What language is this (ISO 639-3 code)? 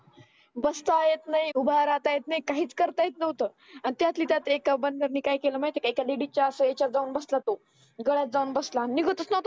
mar